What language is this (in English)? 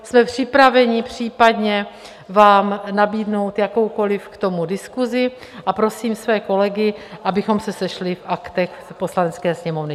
Czech